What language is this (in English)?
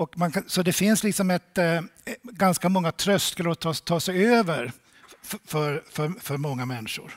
Swedish